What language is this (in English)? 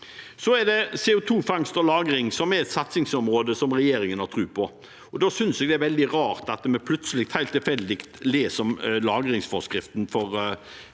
Norwegian